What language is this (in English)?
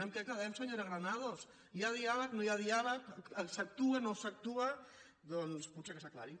Catalan